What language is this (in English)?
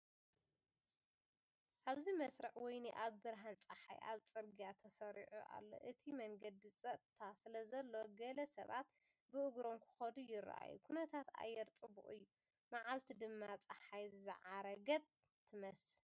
Tigrinya